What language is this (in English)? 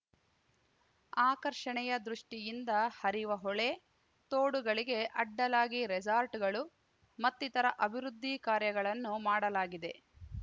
Kannada